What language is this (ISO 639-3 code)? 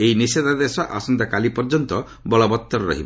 ori